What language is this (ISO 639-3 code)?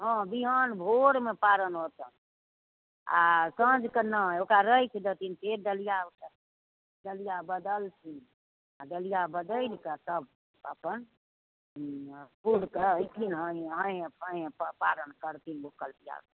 mai